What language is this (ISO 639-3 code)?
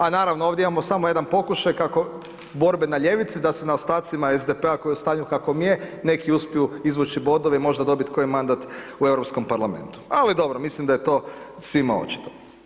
hrv